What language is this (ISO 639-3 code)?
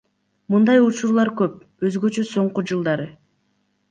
kir